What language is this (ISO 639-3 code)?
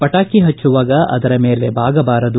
kan